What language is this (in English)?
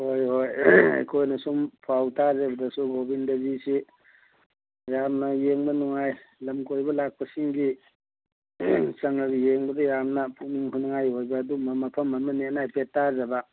Manipuri